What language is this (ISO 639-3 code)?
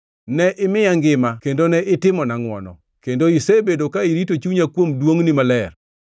luo